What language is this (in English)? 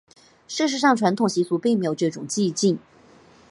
Chinese